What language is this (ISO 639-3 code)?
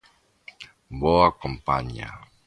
glg